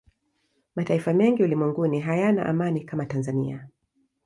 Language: Swahili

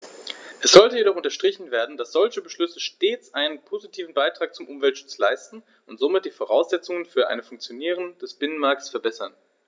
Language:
German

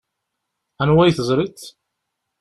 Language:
Kabyle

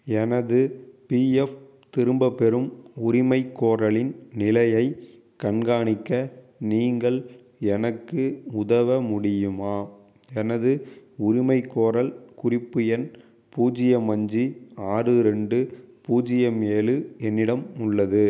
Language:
Tamil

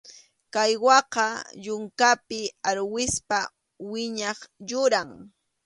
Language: Arequipa-La Unión Quechua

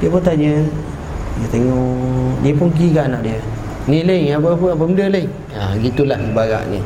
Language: Malay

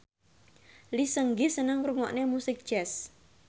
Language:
Javanese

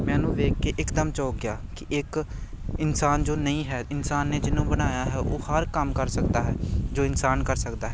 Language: Punjabi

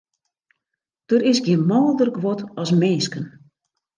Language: Western Frisian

